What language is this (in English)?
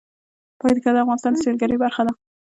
Pashto